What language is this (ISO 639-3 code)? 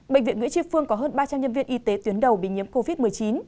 vie